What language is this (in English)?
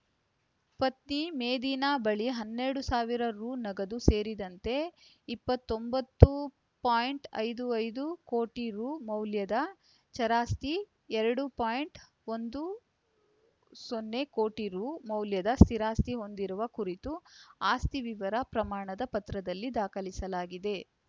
Kannada